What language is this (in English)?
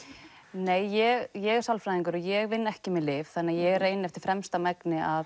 Icelandic